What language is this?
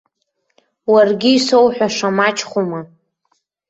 Abkhazian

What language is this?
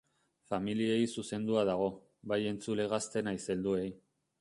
Basque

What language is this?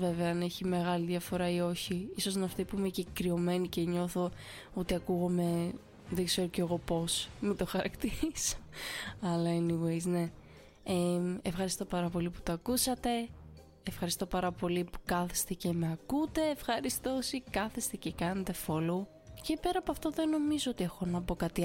Greek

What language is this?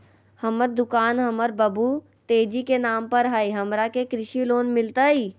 Magahi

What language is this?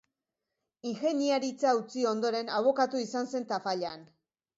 Basque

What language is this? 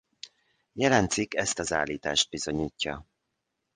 Hungarian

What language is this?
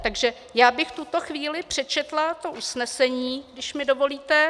Czech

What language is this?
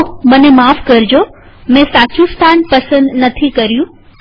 Gujarati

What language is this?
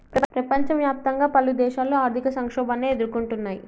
Telugu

